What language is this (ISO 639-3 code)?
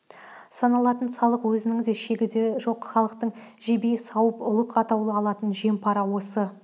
kaz